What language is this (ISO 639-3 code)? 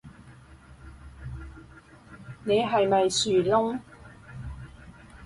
yue